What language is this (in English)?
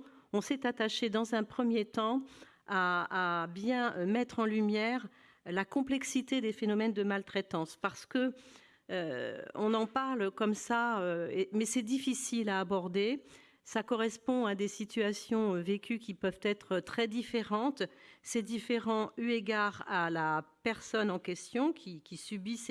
French